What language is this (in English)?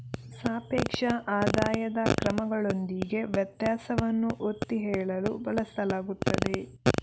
Kannada